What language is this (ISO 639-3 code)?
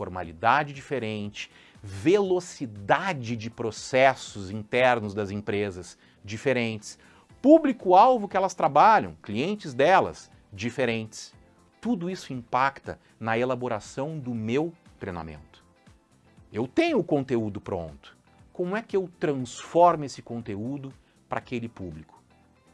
por